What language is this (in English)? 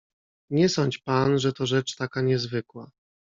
Polish